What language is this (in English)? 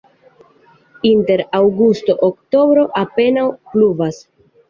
Esperanto